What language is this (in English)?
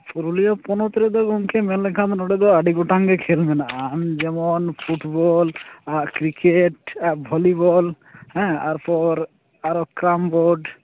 Santali